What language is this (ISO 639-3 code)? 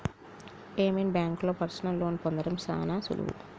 tel